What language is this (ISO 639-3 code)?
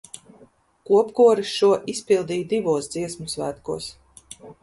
lav